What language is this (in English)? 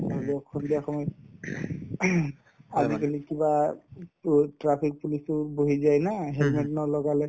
Assamese